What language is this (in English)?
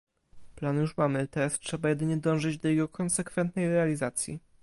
Polish